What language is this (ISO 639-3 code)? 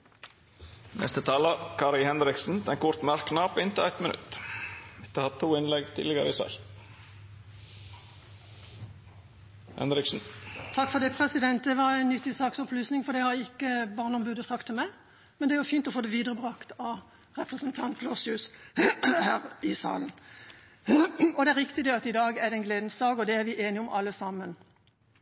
nor